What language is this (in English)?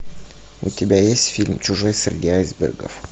Russian